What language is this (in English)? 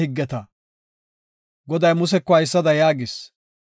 Gofa